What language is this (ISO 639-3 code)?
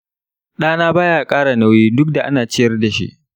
hau